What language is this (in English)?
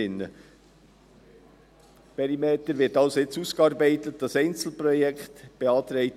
Swiss German